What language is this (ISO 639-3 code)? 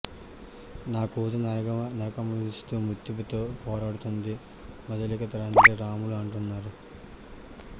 tel